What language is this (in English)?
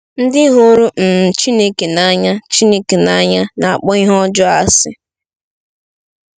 Igbo